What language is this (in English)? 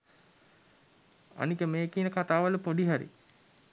Sinhala